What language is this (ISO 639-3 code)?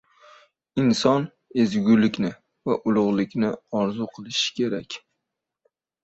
uzb